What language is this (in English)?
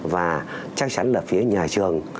Vietnamese